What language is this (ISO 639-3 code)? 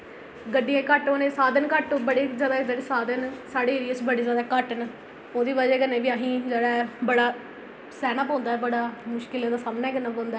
doi